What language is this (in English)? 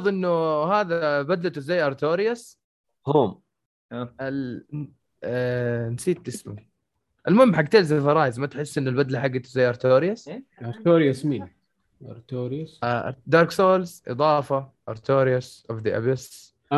Arabic